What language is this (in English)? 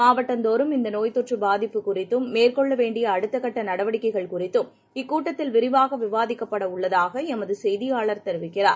Tamil